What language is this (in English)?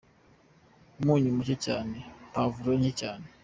Kinyarwanda